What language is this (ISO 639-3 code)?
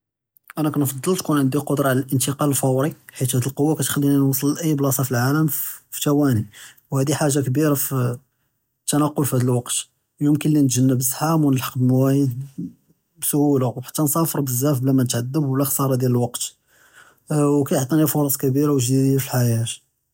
jrb